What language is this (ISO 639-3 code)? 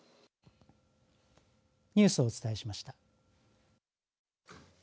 jpn